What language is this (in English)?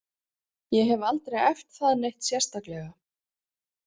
Icelandic